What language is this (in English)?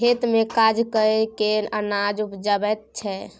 Maithili